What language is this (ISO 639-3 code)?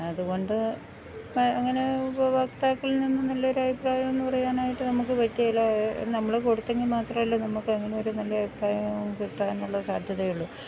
mal